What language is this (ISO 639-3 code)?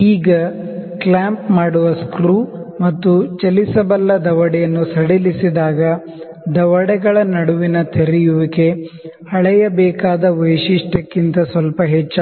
kan